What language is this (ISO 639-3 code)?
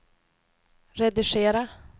swe